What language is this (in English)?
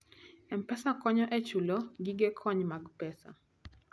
Luo (Kenya and Tanzania)